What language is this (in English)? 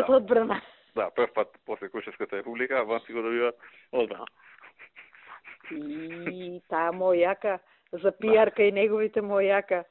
Bulgarian